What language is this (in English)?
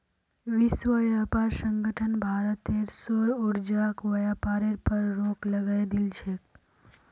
Magahi